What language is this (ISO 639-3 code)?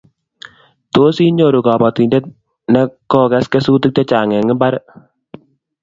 kln